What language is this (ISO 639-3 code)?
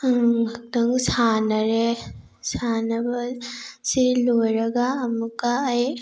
mni